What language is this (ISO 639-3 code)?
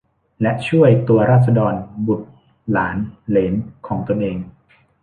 tha